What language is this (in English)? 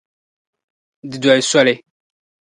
Dagbani